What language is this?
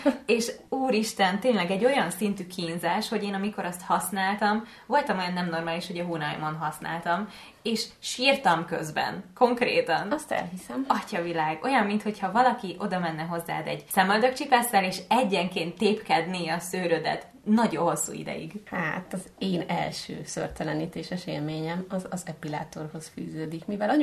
Hungarian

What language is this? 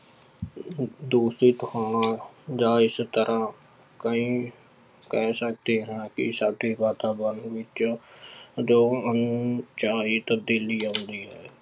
Punjabi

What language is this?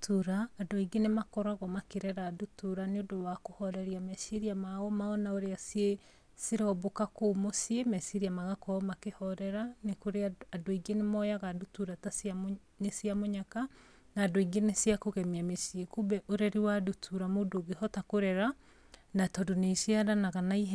Kikuyu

